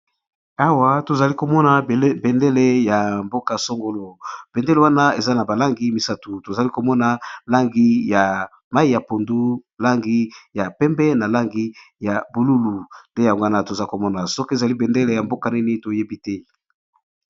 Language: Lingala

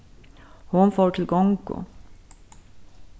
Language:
Faroese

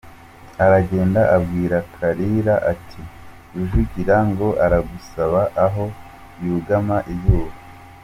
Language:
Kinyarwanda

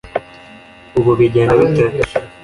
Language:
Kinyarwanda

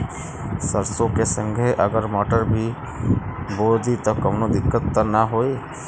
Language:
Bhojpuri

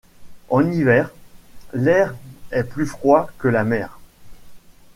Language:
French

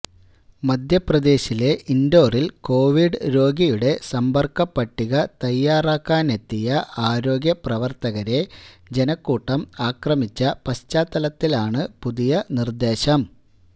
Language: Malayalam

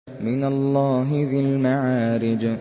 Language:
Arabic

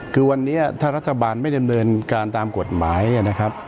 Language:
Thai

